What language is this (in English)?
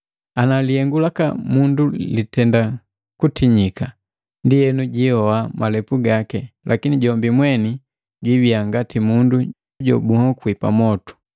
Matengo